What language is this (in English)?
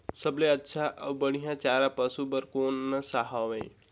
Chhattisgarhi